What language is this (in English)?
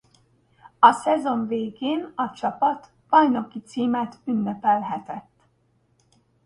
Hungarian